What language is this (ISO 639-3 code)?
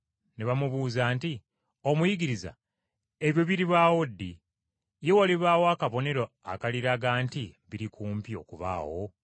lug